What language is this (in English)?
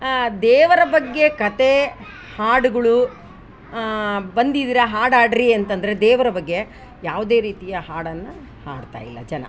Kannada